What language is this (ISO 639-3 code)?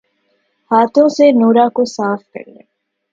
urd